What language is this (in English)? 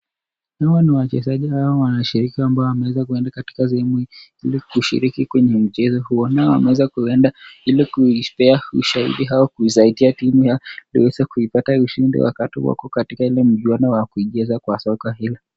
Swahili